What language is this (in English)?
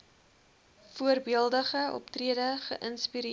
Afrikaans